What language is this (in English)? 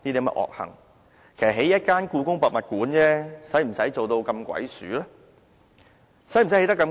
Cantonese